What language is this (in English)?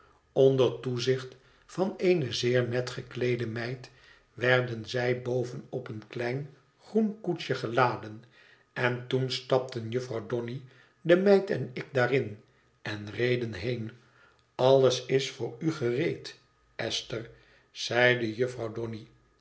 Dutch